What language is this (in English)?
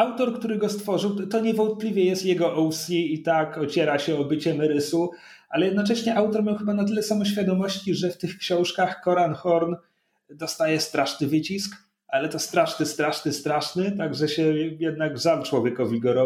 Polish